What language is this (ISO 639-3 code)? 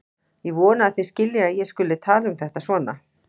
isl